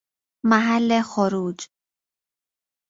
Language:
Persian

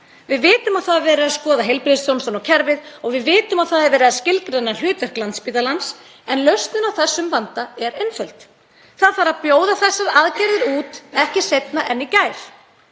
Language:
Icelandic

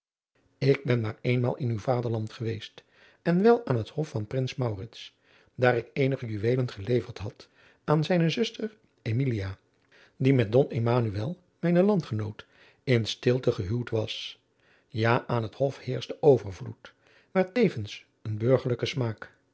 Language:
Dutch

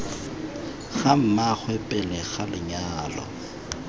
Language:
Tswana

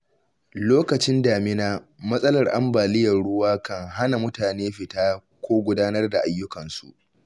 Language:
Hausa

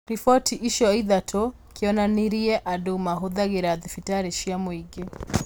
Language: Kikuyu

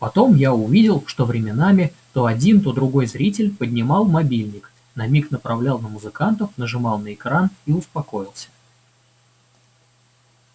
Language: Russian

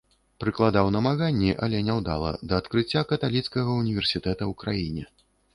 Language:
Belarusian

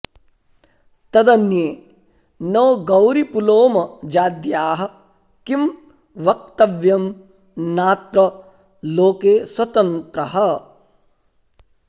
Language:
Sanskrit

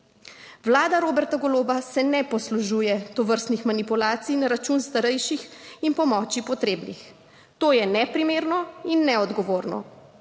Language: Slovenian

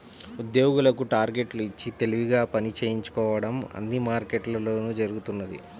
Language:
Telugu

